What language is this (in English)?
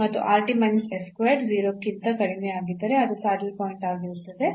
Kannada